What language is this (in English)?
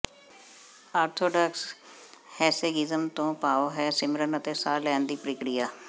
Punjabi